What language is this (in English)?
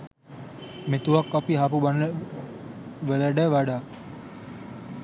Sinhala